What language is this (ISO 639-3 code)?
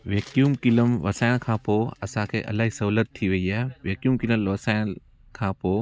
snd